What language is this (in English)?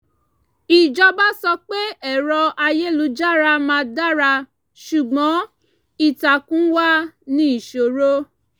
Yoruba